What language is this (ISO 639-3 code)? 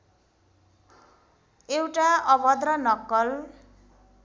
nep